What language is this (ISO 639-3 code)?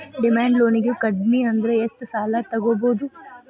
kan